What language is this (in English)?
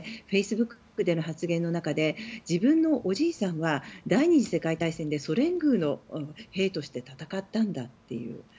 Japanese